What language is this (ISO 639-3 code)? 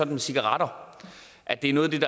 dan